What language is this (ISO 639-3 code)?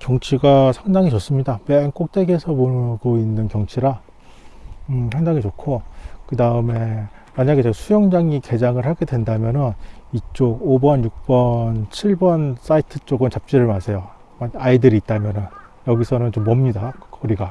kor